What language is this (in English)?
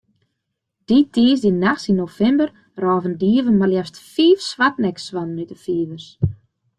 Western Frisian